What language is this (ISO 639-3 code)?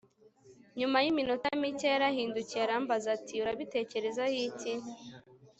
kin